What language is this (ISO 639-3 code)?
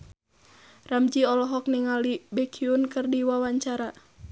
sun